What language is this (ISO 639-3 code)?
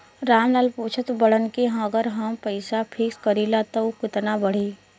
bho